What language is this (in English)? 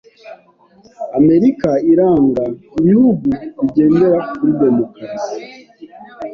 Kinyarwanda